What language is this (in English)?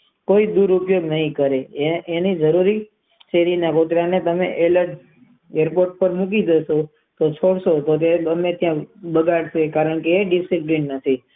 Gujarati